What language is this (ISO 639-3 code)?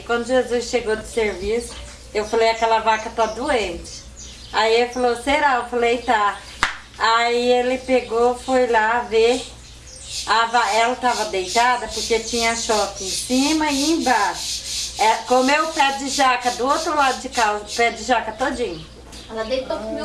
por